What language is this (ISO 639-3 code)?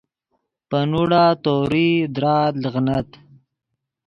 ydg